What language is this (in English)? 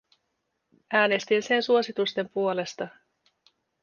Finnish